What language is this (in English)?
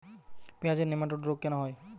Bangla